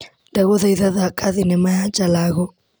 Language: Kikuyu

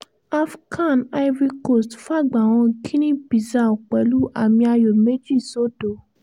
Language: Yoruba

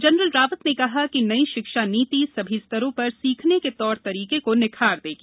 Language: Hindi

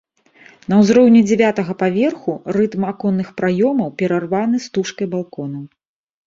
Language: Belarusian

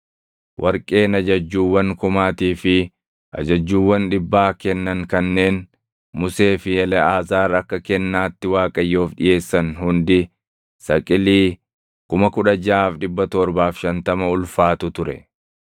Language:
Oromo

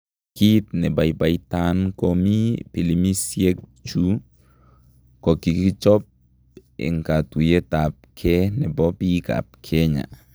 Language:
Kalenjin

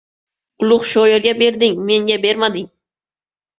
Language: Uzbek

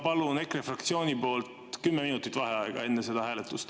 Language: Estonian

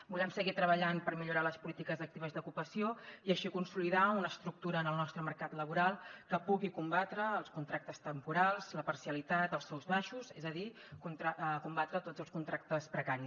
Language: Catalan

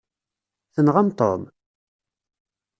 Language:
Kabyle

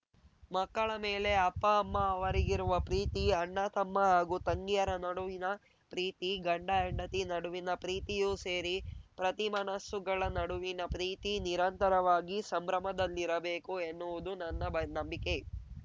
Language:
Kannada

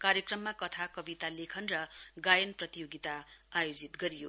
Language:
Nepali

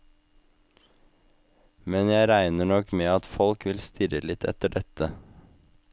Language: Norwegian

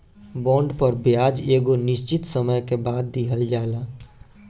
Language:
Bhojpuri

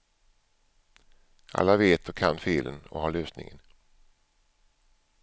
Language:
Swedish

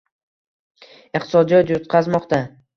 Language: Uzbek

